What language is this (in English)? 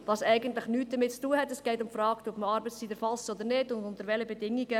Swiss German